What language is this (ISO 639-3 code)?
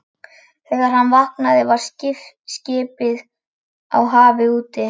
isl